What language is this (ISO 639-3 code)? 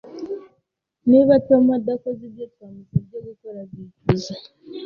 kin